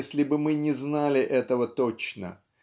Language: Russian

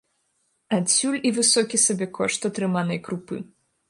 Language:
Belarusian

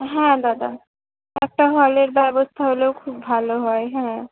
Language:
Bangla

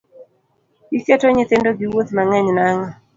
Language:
Luo (Kenya and Tanzania)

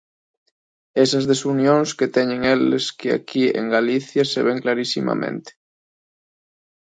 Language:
Galician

